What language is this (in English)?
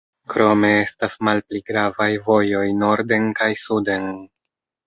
Esperanto